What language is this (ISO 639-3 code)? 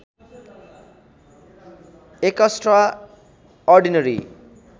nep